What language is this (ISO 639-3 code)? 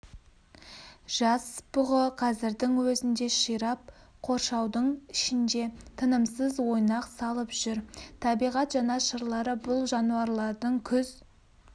kaz